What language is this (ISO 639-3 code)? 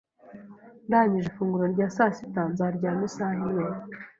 kin